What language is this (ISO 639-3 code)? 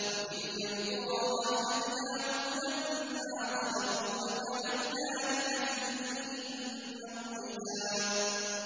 ara